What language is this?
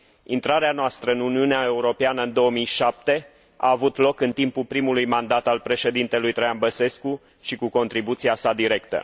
Romanian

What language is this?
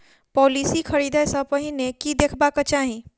Maithili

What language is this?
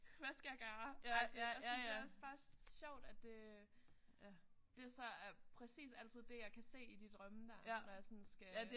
Danish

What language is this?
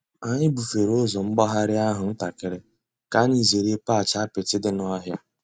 Igbo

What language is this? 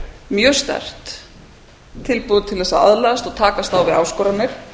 Icelandic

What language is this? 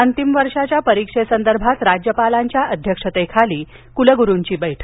Marathi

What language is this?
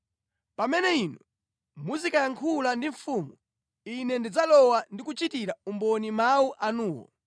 Nyanja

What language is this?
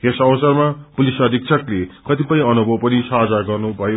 Nepali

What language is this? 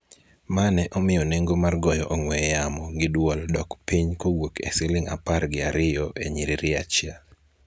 Luo (Kenya and Tanzania)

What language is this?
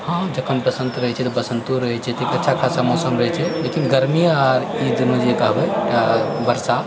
Maithili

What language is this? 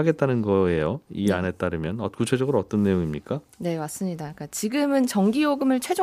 Korean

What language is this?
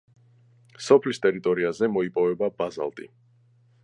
Georgian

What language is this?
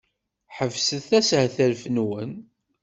Kabyle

